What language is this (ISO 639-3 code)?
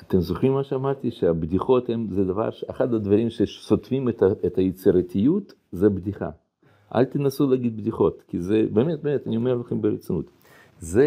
heb